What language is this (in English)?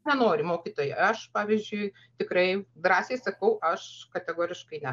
Lithuanian